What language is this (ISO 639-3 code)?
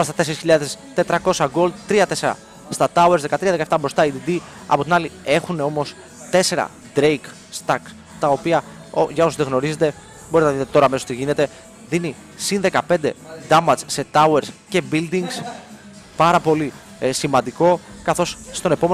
ell